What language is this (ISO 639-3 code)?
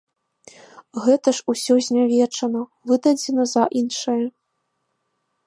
bel